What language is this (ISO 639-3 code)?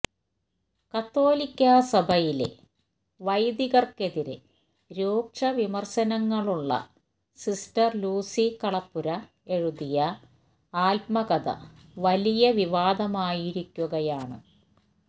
mal